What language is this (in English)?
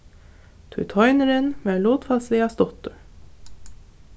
Faroese